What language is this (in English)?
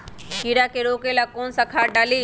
Magahi